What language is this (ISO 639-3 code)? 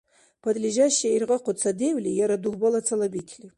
dar